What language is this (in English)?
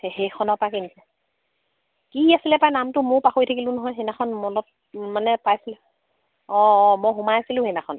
Assamese